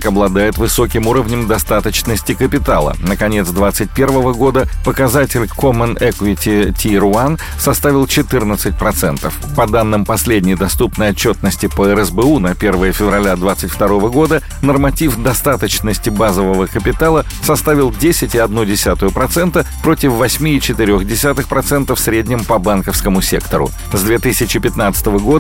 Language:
Russian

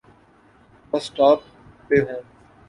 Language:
Urdu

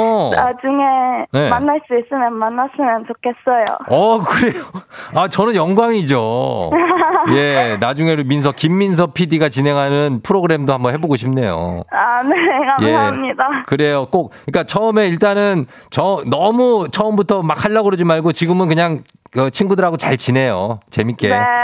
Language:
Korean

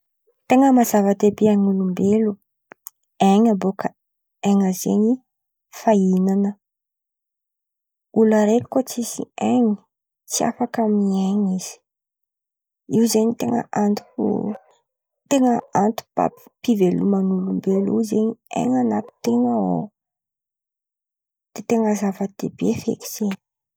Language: Antankarana Malagasy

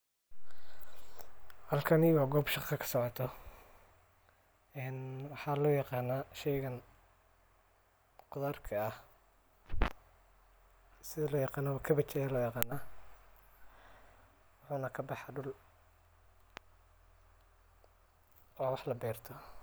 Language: Somali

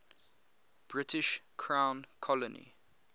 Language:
English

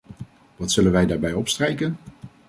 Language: Dutch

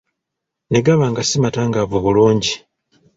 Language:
Ganda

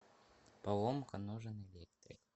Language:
Russian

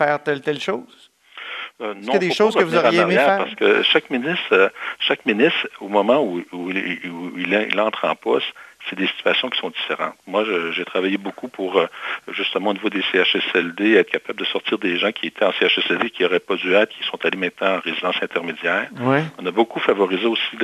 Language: French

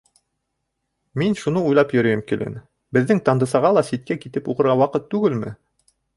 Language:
Bashkir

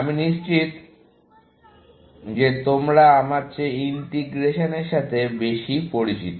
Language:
Bangla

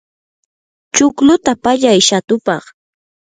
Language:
Yanahuanca Pasco Quechua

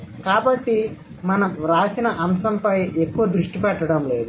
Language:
Telugu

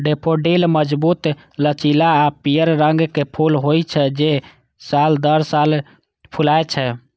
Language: Maithili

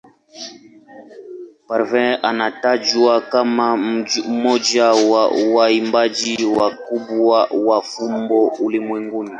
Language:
Swahili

